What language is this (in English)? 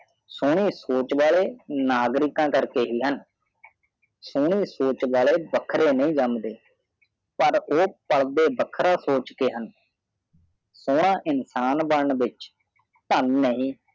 Punjabi